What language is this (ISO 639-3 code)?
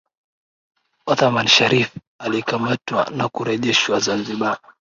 swa